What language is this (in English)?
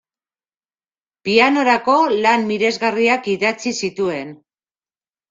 Basque